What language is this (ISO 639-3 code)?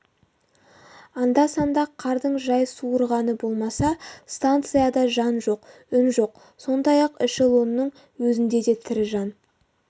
kaz